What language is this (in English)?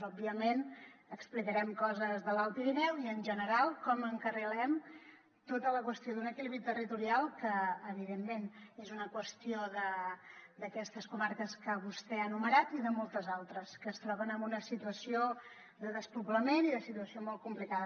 Catalan